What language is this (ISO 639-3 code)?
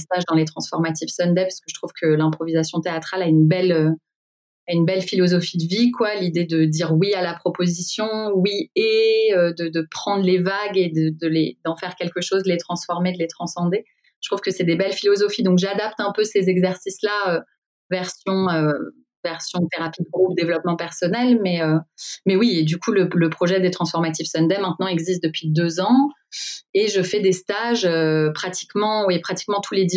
fra